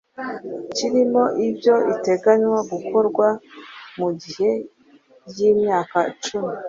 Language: Kinyarwanda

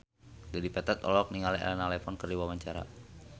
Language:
Sundanese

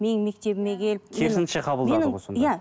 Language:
Kazakh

